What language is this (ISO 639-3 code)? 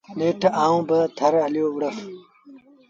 sbn